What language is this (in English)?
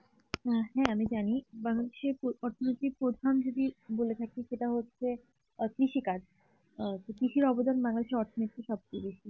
Bangla